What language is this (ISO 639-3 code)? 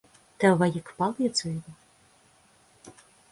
lav